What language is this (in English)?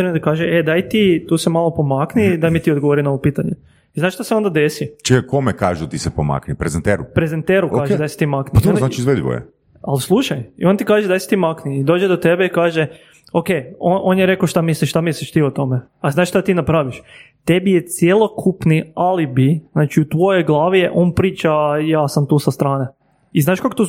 Croatian